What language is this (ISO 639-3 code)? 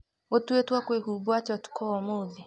kik